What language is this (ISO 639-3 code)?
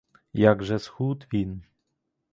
ukr